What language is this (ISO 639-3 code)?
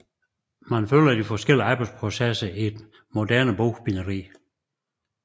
dan